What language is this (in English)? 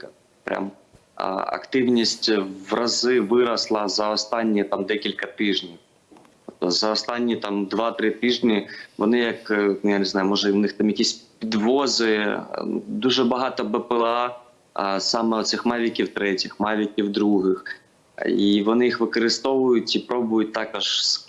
Ukrainian